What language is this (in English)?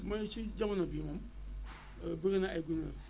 Wolof